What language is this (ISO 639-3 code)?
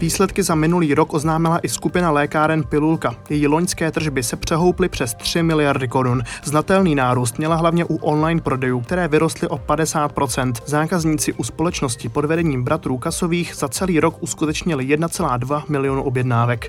ces